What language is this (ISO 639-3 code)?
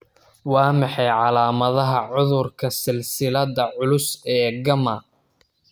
som